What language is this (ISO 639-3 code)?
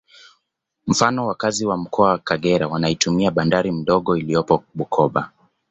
swa